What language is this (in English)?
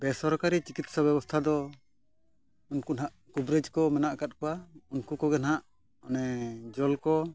Santali